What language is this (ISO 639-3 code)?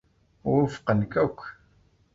kab